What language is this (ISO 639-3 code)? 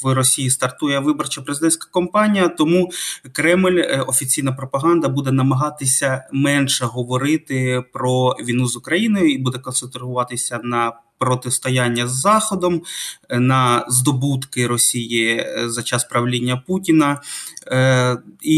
ukr